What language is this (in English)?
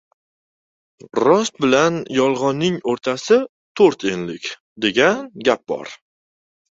Uzbek